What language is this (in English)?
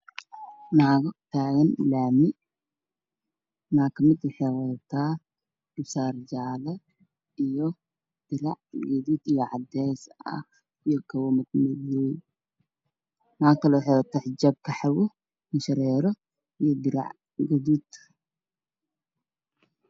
Somali